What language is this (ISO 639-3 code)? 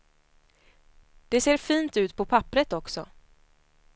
swe